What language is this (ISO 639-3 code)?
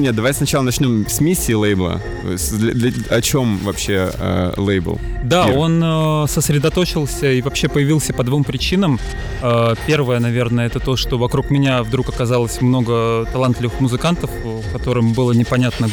rus